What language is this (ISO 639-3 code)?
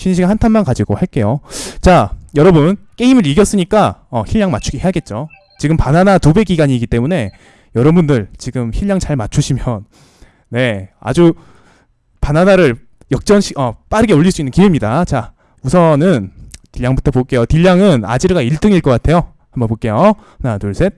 kor